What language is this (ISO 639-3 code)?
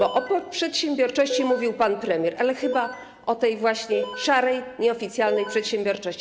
pol